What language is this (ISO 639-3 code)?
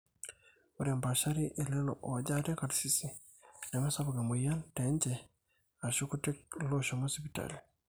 mas